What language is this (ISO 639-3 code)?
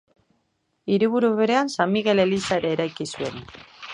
eus